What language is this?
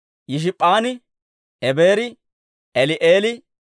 Dawro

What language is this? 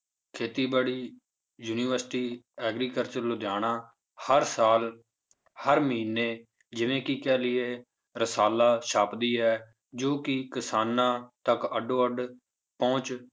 Punjabi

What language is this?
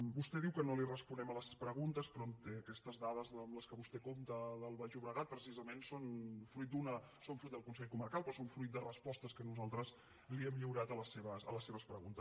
Catalan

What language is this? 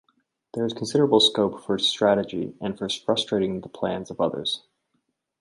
English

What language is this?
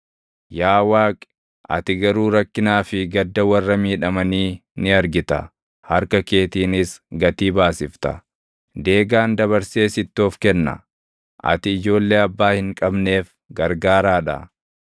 Oromo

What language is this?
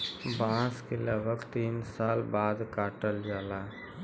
Bhojpuri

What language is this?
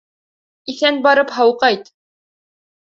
Bashkir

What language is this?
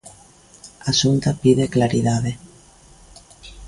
Galician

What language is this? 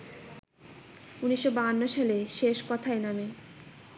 Bangla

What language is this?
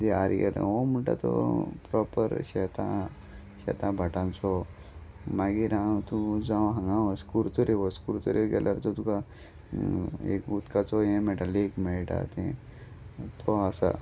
Konkani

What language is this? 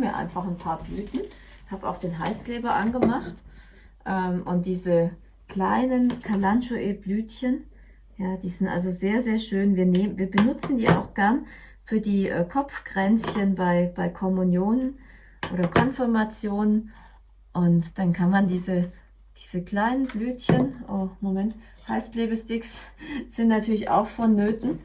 German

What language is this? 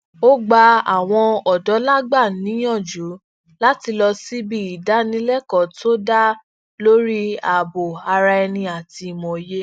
Yoruba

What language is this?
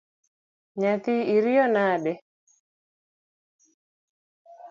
Luo (Kenya and Tanzania)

